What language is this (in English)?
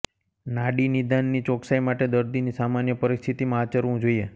Gujarati